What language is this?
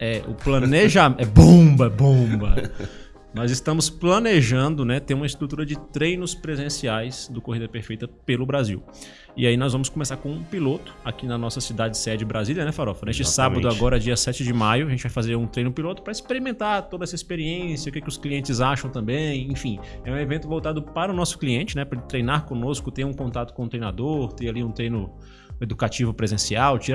Portuguese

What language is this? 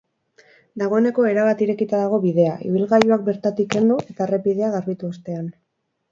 Basque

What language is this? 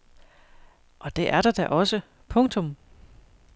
Danish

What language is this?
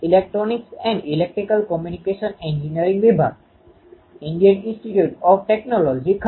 Gujarati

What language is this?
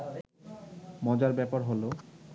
Bangla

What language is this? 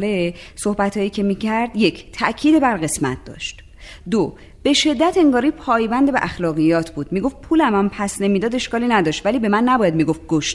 Persian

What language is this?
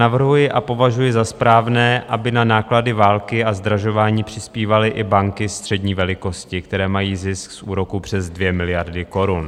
Czech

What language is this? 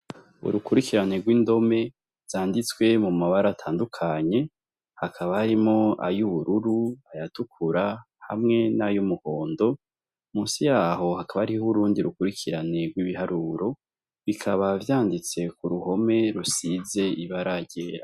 Rundi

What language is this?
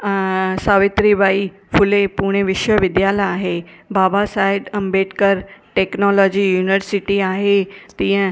Sindhi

